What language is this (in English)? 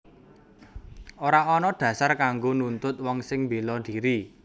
Javanese